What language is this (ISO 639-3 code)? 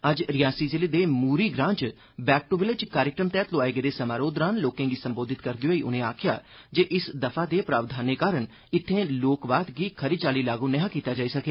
doi